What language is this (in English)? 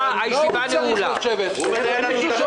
Hebrew